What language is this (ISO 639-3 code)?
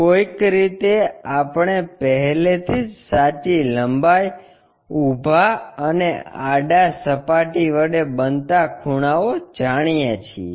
guj